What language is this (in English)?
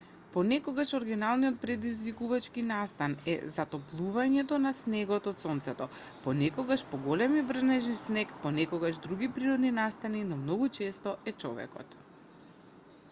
Macedonian